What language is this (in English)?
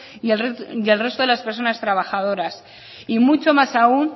Spanish